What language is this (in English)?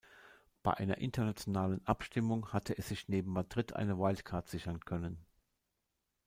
German